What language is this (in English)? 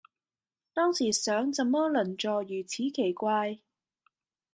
Cantonese